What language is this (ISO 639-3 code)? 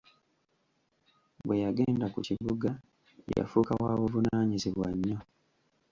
lug